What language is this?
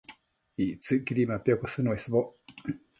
Matsés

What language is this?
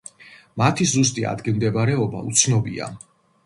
Georgian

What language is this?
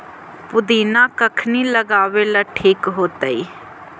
Magahi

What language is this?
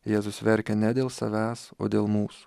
Lithuanian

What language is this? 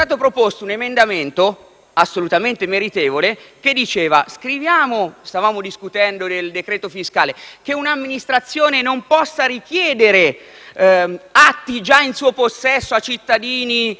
Italian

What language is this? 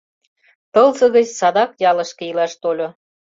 Mari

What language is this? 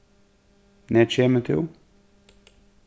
Faroese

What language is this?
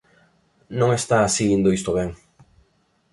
Galician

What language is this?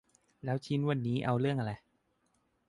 Thai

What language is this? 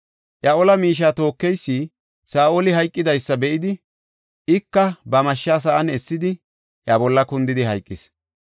Gofa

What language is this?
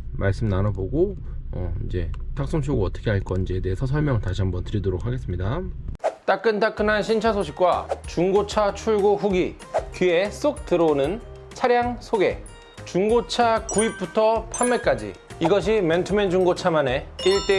Korean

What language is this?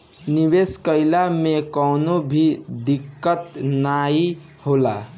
Bhojpuri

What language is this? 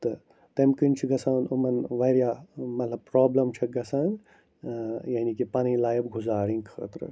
Kashmiri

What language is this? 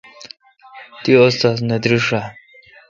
Kalkoti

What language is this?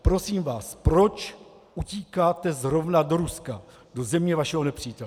Czech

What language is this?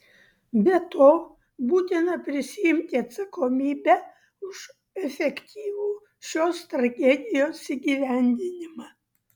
Lithuanian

